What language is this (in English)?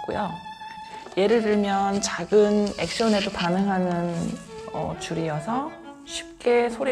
Korean